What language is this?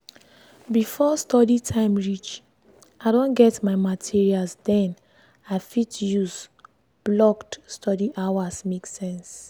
Nigerian Pidgin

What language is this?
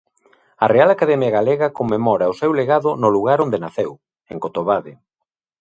Galician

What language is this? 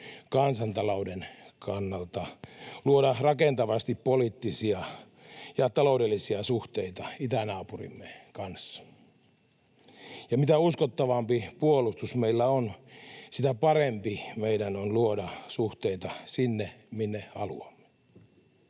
Finnish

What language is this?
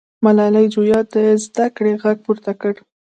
Pashto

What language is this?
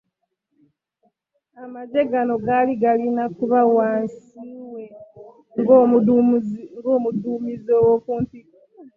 Ganda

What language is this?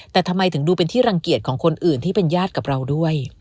Thai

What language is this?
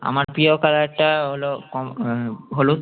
Bangla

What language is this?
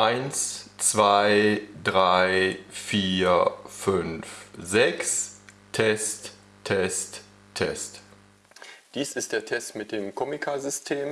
German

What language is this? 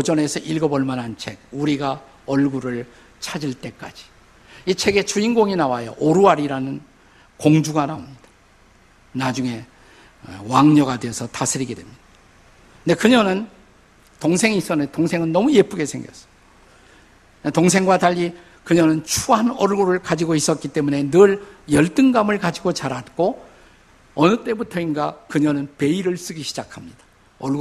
Korean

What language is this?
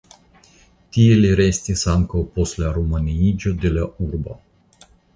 Esperanto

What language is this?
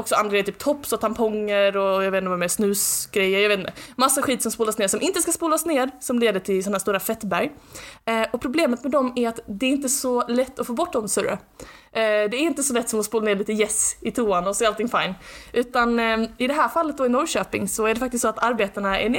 Swedish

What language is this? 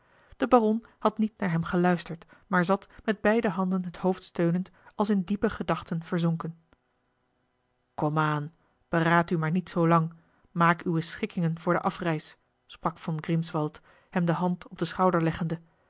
Dutch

